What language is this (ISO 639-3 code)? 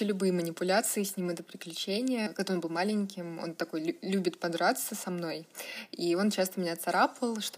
rus